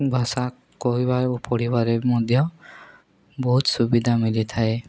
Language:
Odia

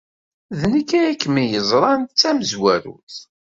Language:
Kabyle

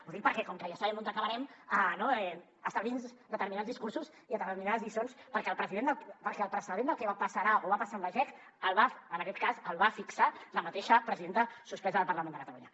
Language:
Catalan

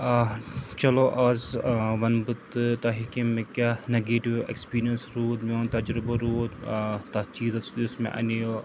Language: Kashmiri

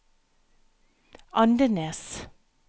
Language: Norwegian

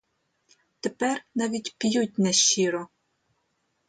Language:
Ukrainian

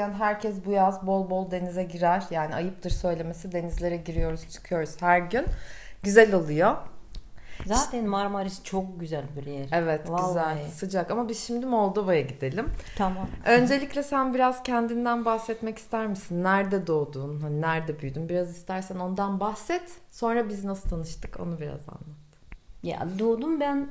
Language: Turkish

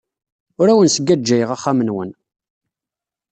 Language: Kabyle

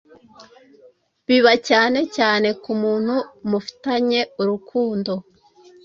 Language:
Kinyarwanda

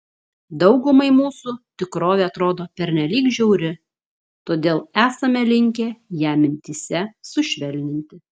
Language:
Lithuanian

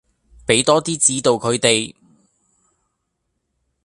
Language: Cantonese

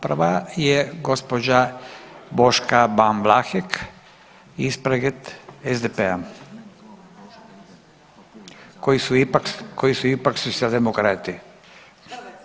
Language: Croatian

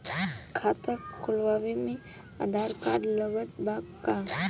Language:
Bhojpuri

